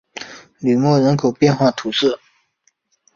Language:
Chinese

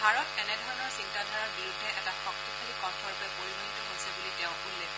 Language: Assamese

